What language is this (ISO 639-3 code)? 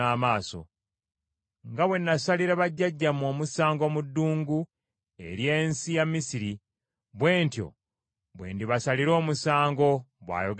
lug